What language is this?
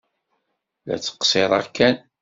Kabyle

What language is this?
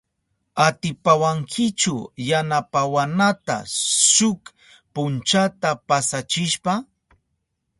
Southern Pastaza Quechua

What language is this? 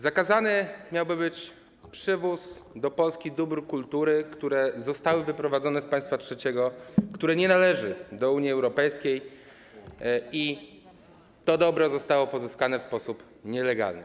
Polish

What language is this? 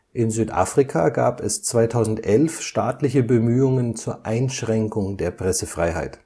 German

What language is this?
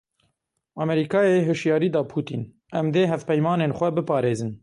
Kurdish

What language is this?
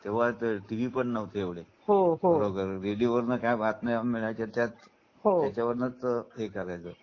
Marathi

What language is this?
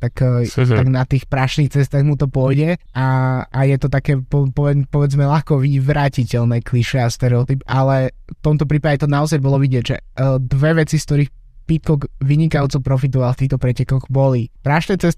Slovak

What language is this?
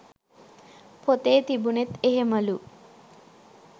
Sinhala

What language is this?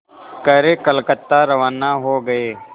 Hindi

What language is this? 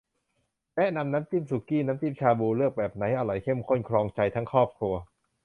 Thai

